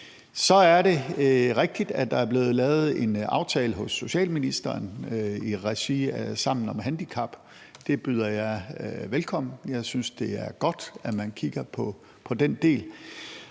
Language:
Danish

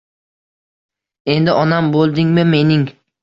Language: Uzbek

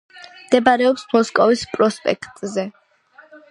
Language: Georgian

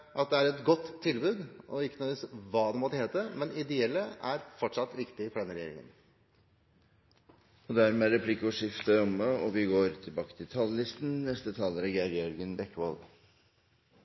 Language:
Norwegian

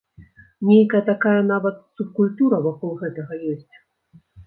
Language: Belarusian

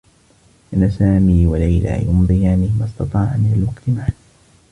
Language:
Arabic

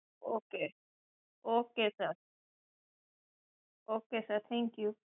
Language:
Gujarati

